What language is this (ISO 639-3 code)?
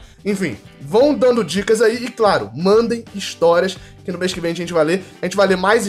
por